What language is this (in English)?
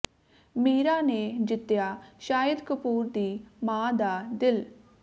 Punjabi